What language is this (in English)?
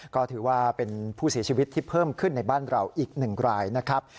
Thai